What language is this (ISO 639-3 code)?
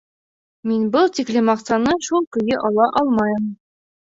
bak